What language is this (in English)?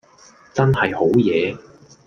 Cantonese